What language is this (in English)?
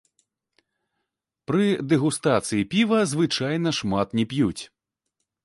Belarusian